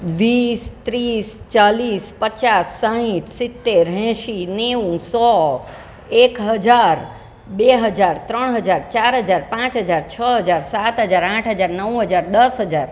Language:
Gujarati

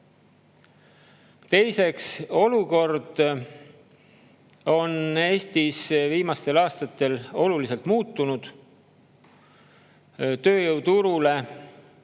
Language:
Estonian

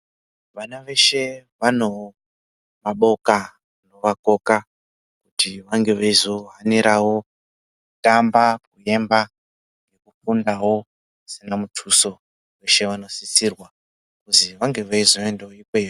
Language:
Ndau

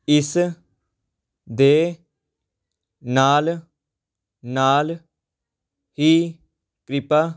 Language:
Punjabi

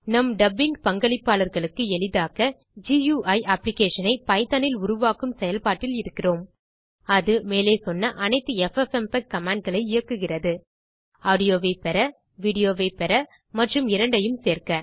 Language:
Tamil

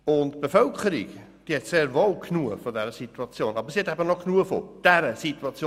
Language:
Swiss German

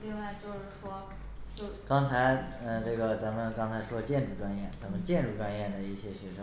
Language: Chinese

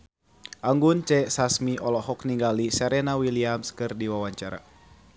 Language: Sundanese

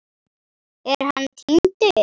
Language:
Icelandic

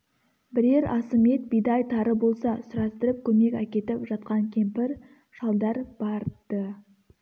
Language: Kazakh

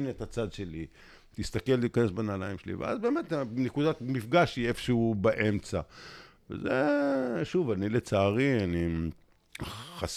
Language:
Hebrew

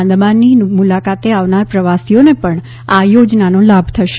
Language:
Gujarati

